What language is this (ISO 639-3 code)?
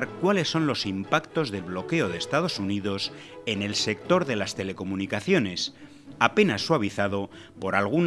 spa